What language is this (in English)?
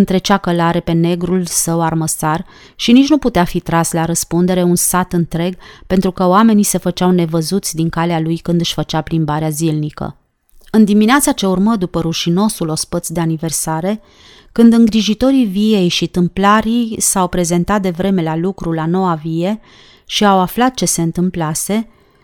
Romanian